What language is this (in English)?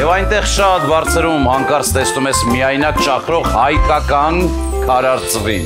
Romanian